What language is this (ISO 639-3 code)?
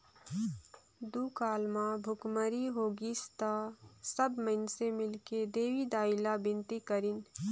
hne